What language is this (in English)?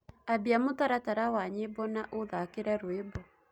Kikuyu